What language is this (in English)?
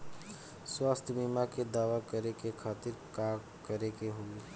Bhojpuri